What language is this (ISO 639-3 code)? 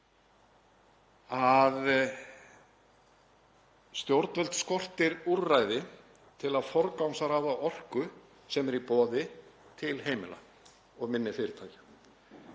isl